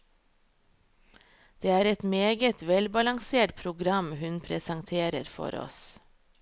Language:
Norwegian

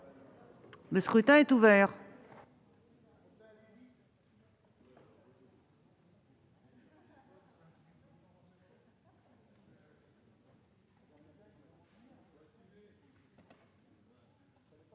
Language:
French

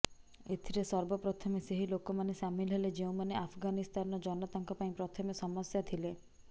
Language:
Odia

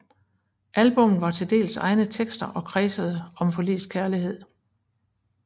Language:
Danish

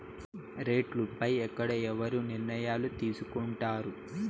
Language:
Telugu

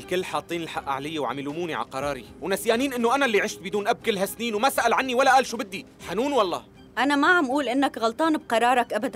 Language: Arabic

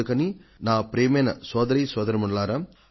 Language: Telugu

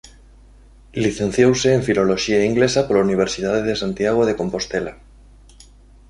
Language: Galician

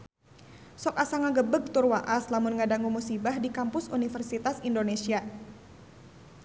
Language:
Sundanese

